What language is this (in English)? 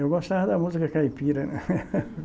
Portuguese